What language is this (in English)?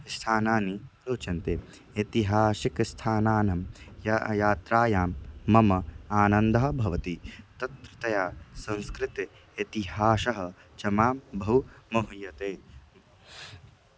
Sanskrit